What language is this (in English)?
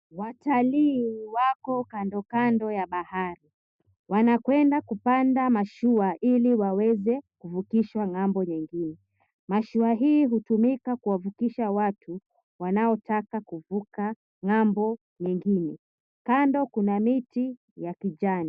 Swahili